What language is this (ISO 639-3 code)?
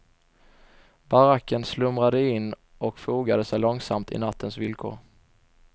swe